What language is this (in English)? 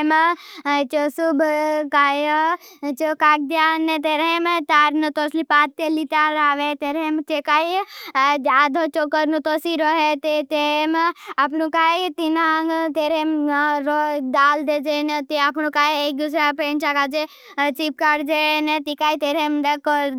Bhili